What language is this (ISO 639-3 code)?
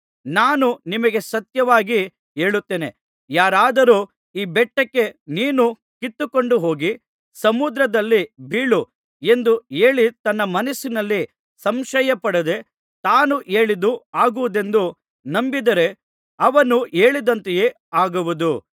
kan